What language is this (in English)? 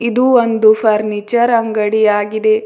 Kannada